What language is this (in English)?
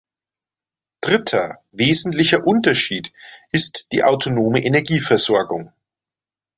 German